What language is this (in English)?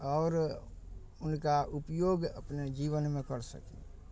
Maithili